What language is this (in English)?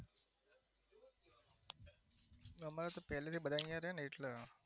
Gujarati